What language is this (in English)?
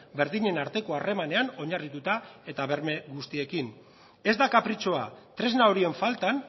Basque